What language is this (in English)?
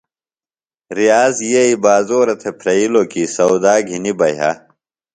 Phalura